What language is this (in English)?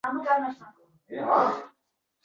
Uzbek